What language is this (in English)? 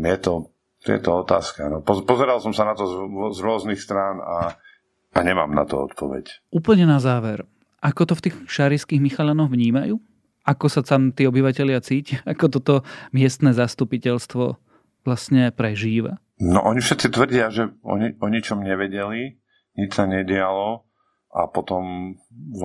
Slovak